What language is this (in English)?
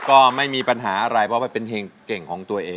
Thai